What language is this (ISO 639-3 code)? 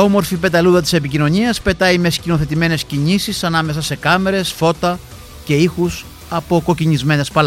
ell